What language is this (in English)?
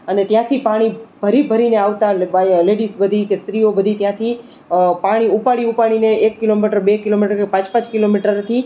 Gujarati